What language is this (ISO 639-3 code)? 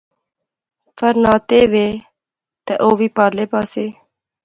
phr